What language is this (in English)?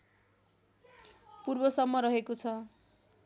Nepali